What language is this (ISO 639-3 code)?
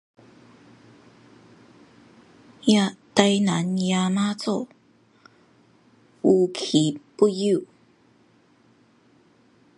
nan